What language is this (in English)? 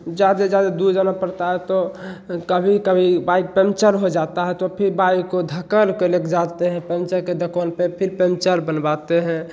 Hindi